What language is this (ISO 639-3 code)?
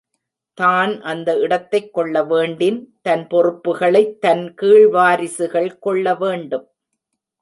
tam